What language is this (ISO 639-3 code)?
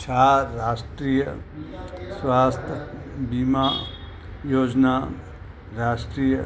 snd